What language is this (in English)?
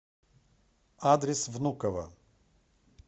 Russian